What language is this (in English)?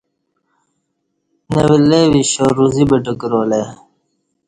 Kati